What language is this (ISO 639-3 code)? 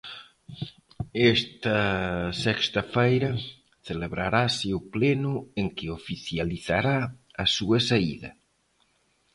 glg